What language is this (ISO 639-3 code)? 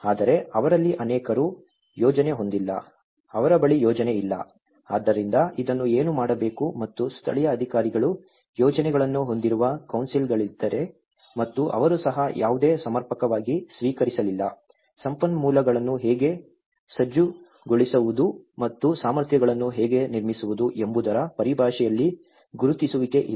kan